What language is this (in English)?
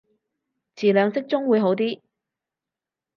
Cantonese